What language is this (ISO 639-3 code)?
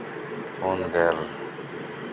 sat